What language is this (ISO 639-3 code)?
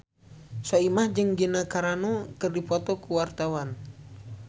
sun